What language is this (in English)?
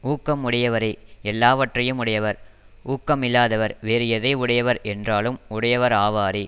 Tamil